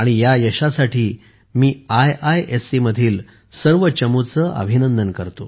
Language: Marathi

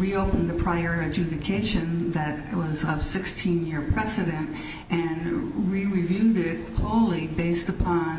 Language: English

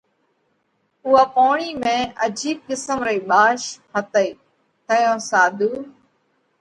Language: Parkari Koli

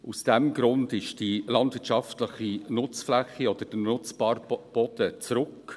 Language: Swiss German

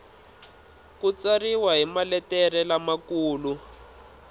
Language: Tsonga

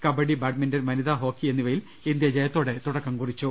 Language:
Malayalam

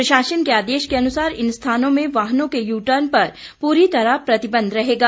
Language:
Hindi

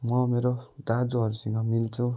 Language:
Nepali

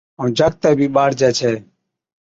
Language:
Od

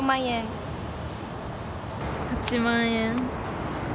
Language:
Japanese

